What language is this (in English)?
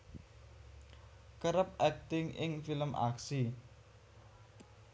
Javanese